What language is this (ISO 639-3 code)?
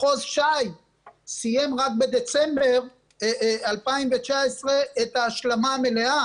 heb